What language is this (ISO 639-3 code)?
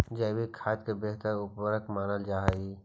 mag